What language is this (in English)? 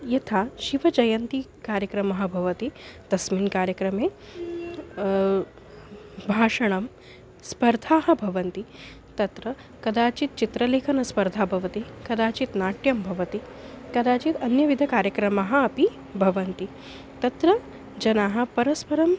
Sanskrit